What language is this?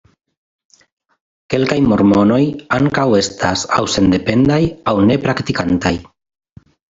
Esperanto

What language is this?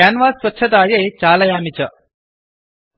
Sanskrit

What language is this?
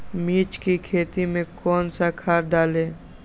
Magahi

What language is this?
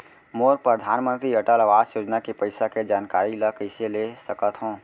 Chhattisgarhi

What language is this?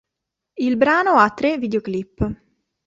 Italian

